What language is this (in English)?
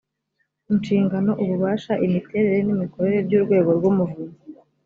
Kinyarwanda